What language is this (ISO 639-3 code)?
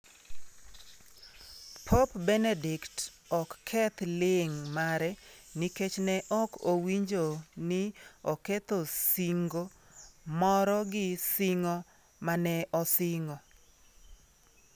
luo